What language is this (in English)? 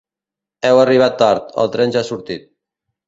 Catalan